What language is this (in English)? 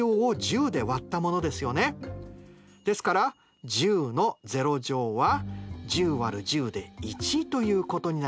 Japanese